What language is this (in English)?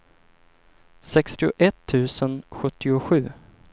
Swedish